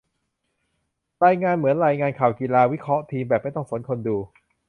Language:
Thai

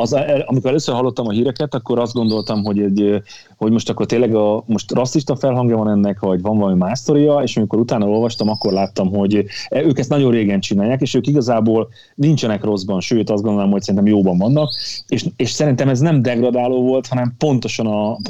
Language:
Hungarian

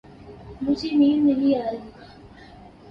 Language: Urdu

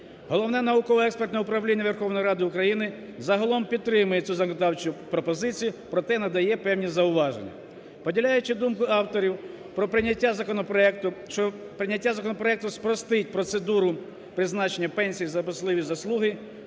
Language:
Ukrainian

